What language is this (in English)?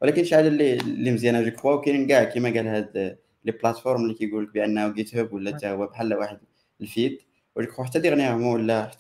Arabic